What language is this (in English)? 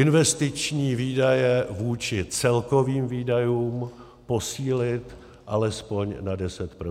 Czech